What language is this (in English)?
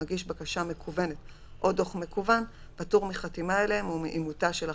Hebrew